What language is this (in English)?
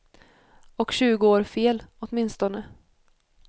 Swedish